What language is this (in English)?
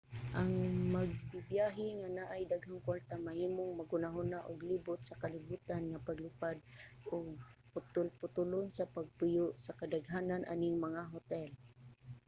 Cebuano